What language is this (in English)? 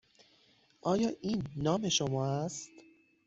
Persian